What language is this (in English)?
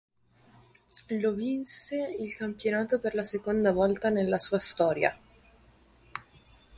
Italian